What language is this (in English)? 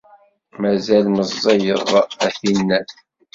Kabyle